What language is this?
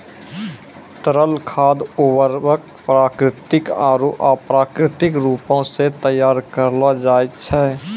Maithili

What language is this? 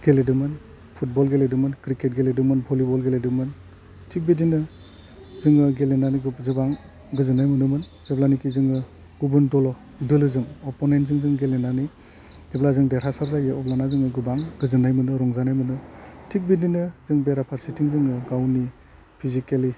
Bodo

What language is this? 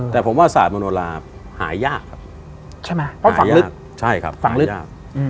Thai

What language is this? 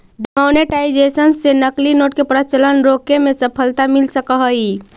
Magahi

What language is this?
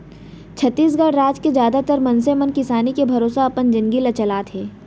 Chhattisgarhi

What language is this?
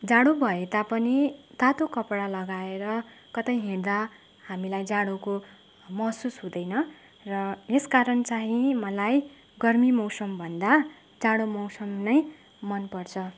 Nepali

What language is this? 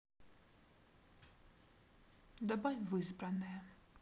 Russian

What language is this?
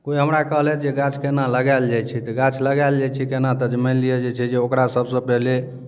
Maithili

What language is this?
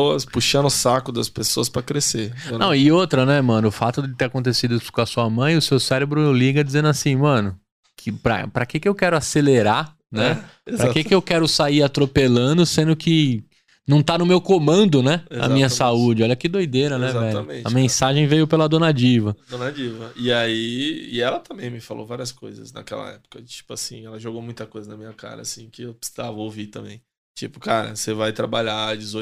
Portuguese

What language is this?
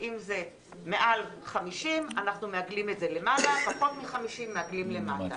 Hebrew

